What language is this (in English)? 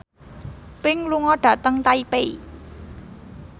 Javanese